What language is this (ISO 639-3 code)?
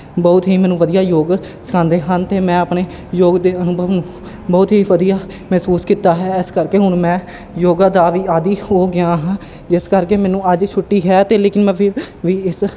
pan